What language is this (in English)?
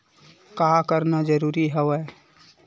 Chhattisgarhi